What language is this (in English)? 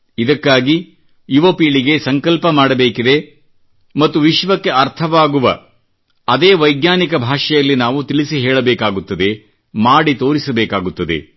Kannada